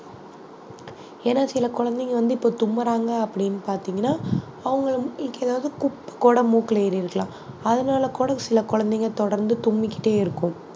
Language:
Tamil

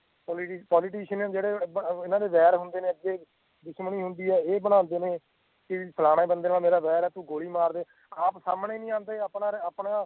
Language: Punjabi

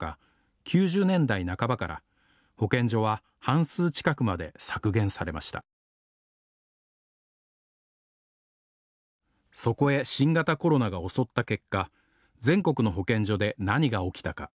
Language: Japanese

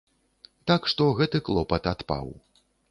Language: Belarusian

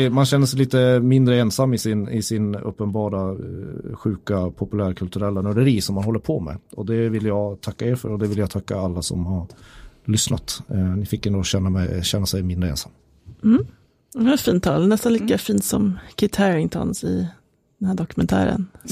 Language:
Swedish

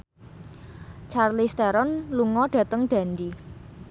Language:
Javanese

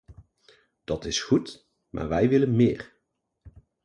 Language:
Dutch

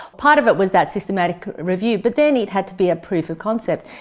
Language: English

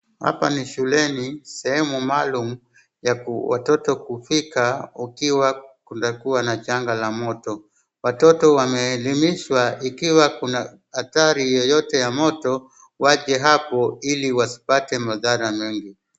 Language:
Swahili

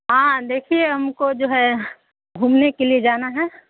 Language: Urdu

